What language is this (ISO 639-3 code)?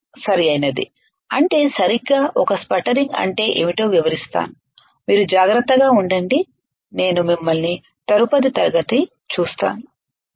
tel